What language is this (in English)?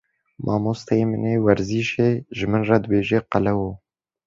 Kurdish